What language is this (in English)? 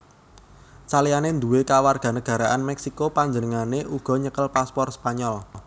Javanese